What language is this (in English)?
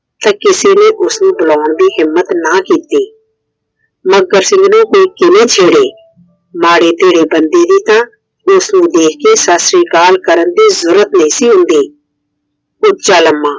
Punjabi